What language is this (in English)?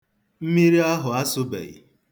Igbo